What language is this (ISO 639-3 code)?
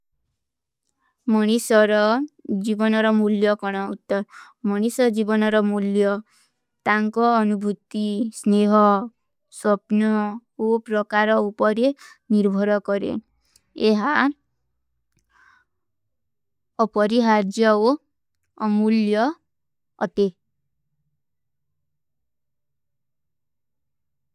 uki